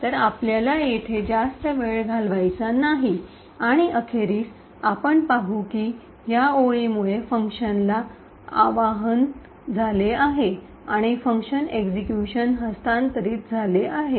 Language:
Marathi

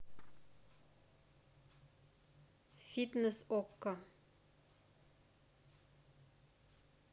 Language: Russian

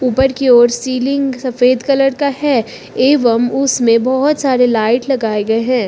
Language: Hindi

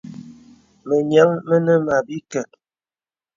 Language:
Bebele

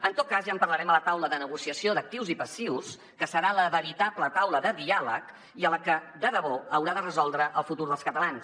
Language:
Catalan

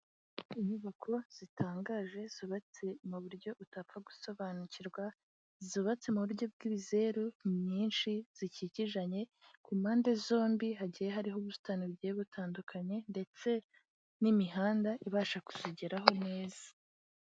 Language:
Kinyarwanda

